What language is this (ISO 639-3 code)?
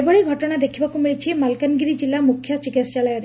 ori